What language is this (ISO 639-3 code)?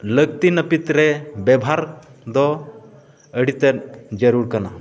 sat